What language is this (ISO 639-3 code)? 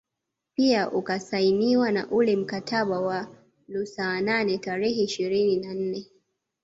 swa